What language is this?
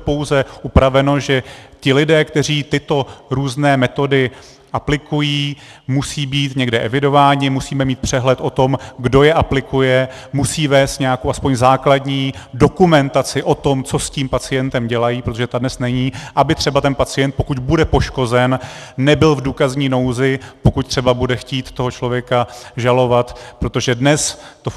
Czech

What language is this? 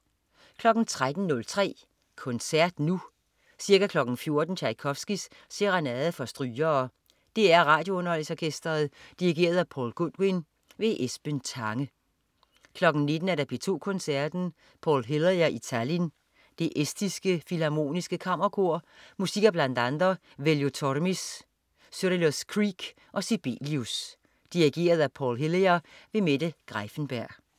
Danish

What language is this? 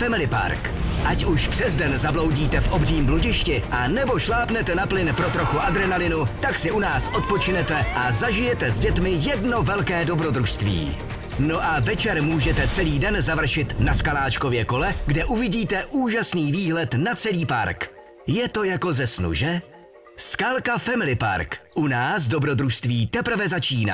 Czech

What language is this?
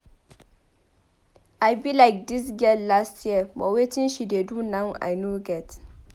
Nigerian Pidgin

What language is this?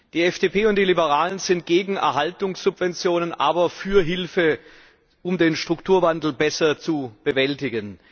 German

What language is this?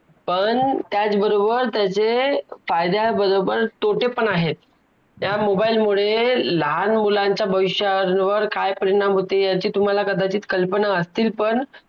Marathi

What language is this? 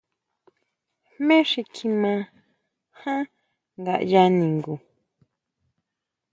Huautla Mazatec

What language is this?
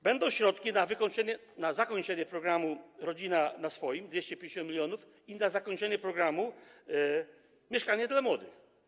Polish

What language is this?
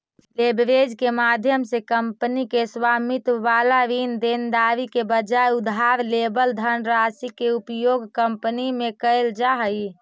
Magahi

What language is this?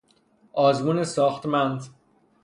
Persian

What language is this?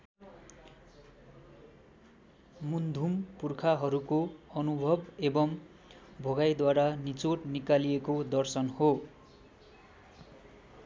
Nepali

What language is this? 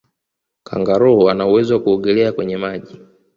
Swahili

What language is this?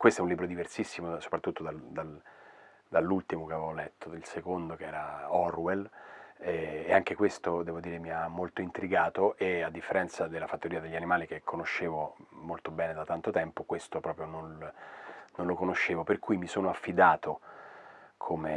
Italian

